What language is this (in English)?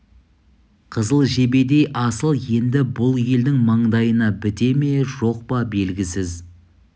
Kazakh